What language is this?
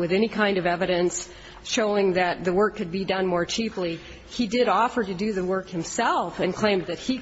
English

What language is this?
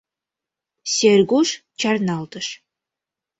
Mari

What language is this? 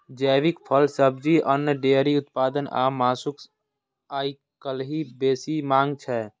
Maithili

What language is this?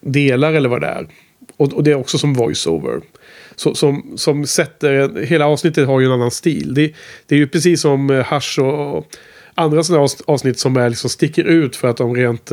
Swedish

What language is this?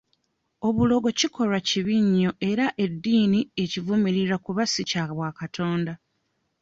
Ganda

